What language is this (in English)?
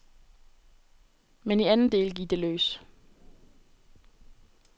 Danish